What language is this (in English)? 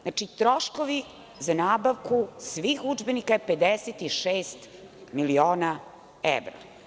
Serbian